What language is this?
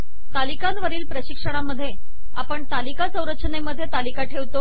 Marathi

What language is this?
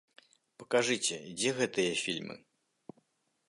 Belarusian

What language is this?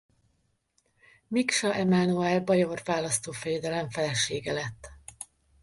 Hungarian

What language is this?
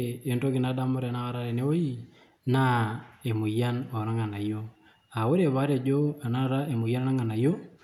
Masai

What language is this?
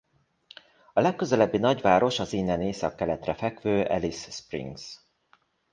Hungarian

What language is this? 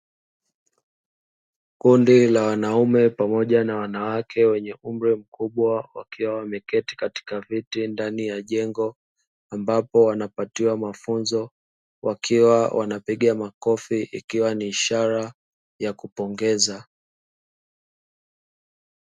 Swahili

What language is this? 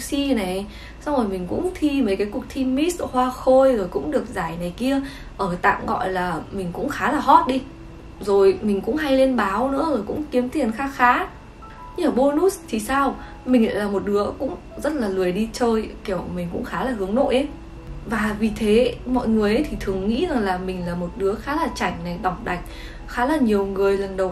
Vietnamese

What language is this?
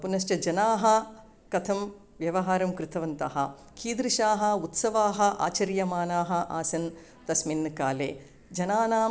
Sanskrit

